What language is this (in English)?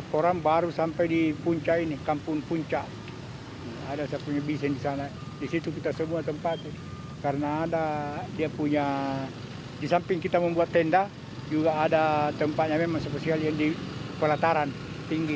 Indonesian